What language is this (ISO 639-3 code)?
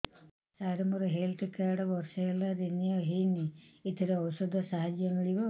ori